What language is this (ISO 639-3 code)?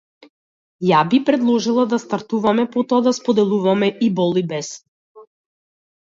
mkd